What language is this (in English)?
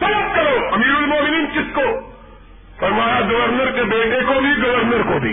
Urdu